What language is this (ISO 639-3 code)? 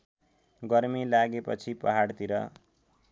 nep